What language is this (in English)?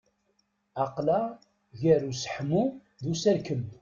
Kabyle